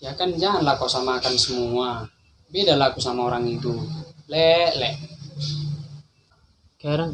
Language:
Indonesian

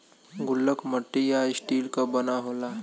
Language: Bhojpuri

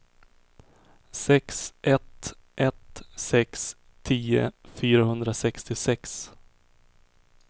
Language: Swedish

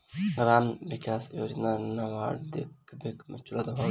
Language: Bhojpuri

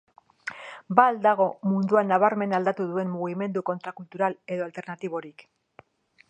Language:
Basque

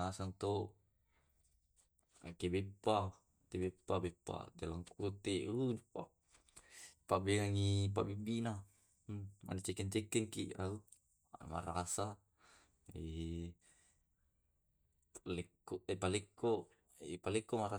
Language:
Tae'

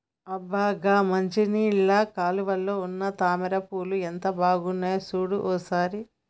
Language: Telugu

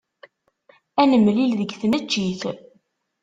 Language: Kabyle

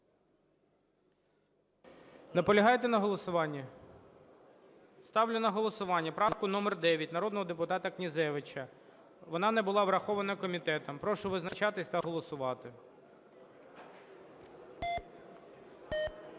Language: Ukrainian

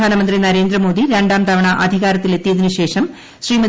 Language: Malayalam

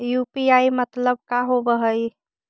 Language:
Magahi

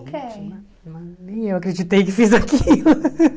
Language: Portuguese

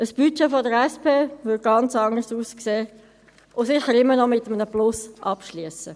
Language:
Swiss German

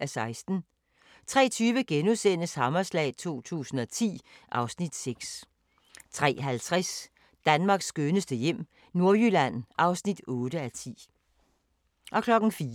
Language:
Danish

